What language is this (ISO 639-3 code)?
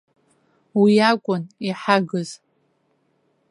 abk